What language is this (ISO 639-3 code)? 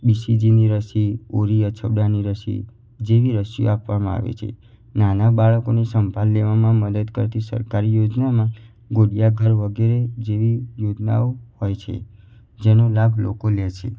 guj